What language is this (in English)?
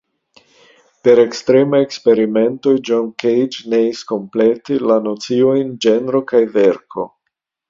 Esperanto